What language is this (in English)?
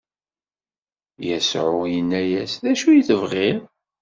Kabyle